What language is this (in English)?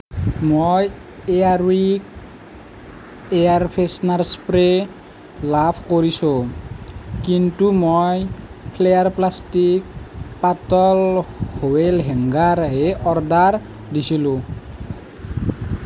Assamese